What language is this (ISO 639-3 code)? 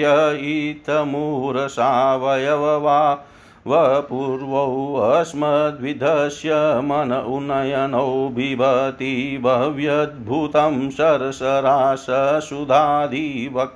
hin